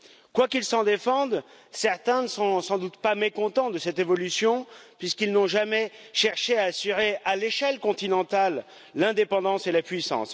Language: French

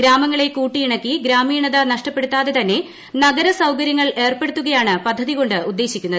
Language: Malayalam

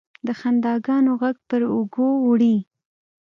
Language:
Pashto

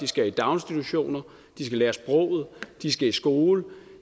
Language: Danish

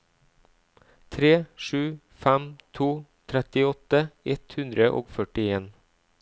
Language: Norwegian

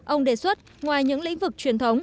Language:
Vietnamese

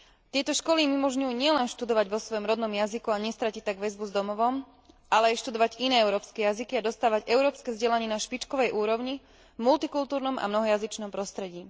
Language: Slovak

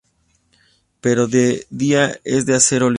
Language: Spanish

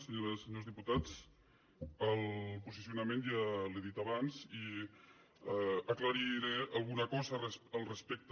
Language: Catalan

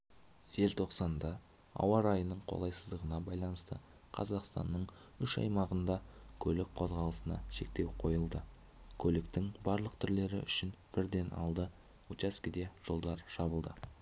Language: Kazakh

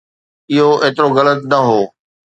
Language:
Sindhi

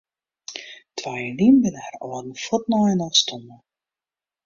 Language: Western Frisian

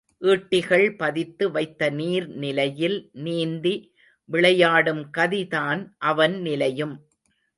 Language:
Tamil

